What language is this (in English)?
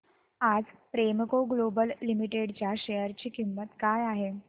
Marathi